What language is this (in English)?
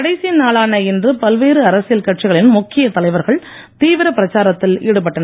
Tamil